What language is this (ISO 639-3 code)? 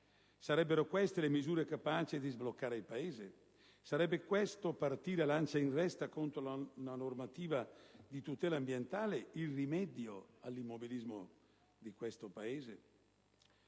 ita